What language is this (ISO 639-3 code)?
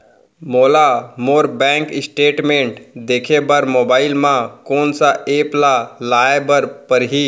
hne